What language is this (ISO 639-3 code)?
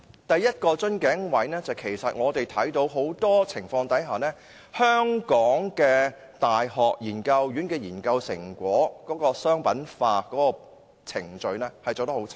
yue